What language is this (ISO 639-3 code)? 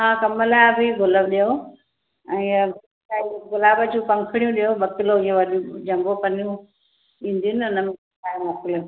snd